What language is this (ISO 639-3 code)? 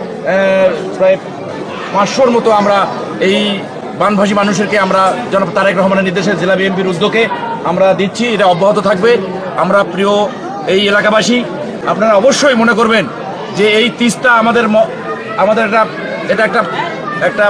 ben